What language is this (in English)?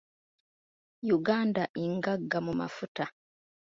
Ganda